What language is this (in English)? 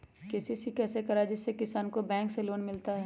Magahi